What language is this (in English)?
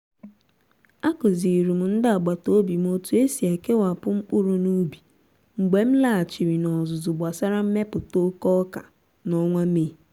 Igbo